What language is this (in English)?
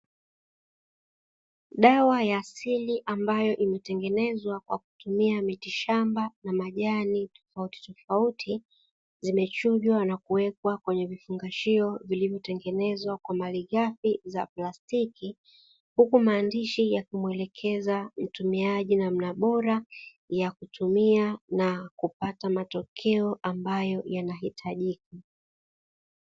Swahili